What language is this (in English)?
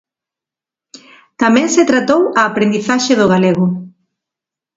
Galician